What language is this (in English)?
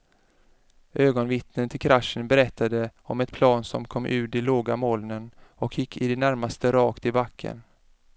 Swedish